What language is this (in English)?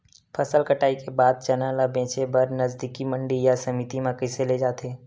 Chhattisgarhi